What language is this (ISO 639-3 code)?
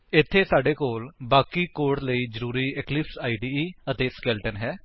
pan